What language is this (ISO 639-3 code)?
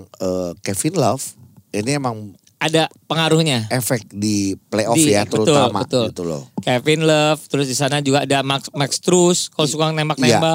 ind